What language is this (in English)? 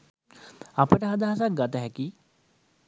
Sinhala